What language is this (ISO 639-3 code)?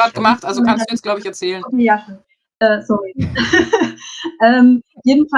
deu